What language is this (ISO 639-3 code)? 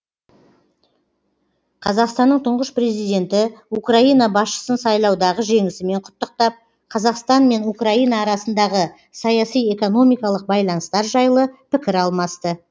kaz